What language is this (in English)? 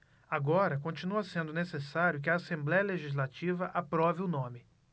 Portuguese